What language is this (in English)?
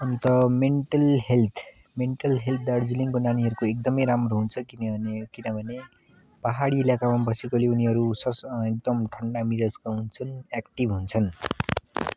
Nepali